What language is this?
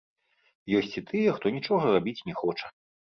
Belarusian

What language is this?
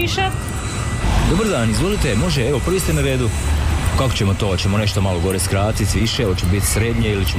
Croatian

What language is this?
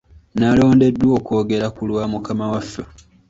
Ganda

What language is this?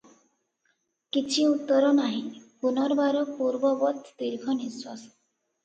Odia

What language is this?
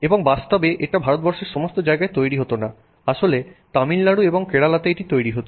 Bangla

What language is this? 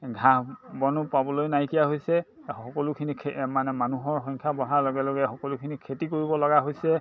Assamese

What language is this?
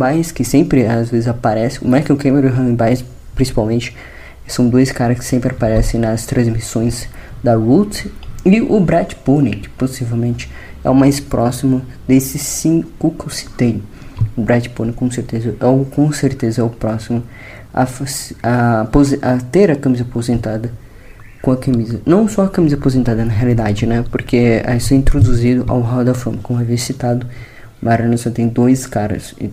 Portuguese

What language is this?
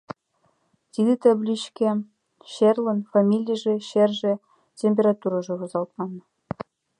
Mari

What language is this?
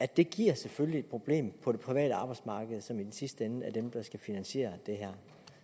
Danish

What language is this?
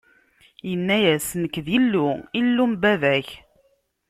Kabyle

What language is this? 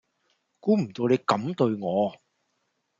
Cantonese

